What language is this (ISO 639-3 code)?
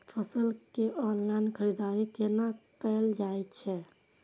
mai